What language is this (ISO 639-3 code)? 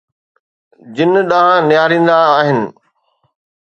snd